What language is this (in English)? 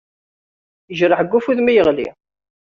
Kabyle